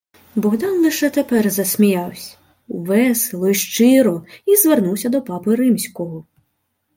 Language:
Ukrainian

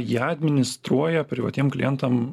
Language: Lithuanian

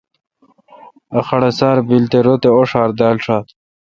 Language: Kalkoti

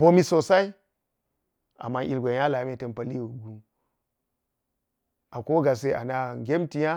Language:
Geji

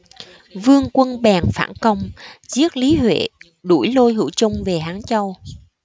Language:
Vietnamese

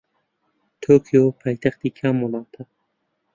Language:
Central Kurdish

